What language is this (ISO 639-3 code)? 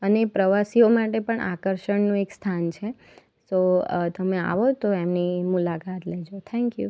guj